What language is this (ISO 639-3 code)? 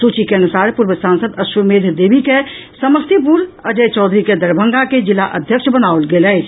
mai